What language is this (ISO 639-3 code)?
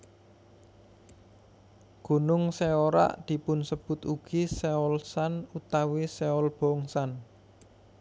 jav